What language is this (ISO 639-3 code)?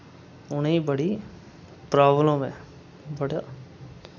doi